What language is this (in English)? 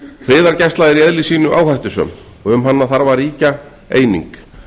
Icelandic